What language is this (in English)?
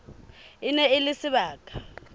Southern Sotho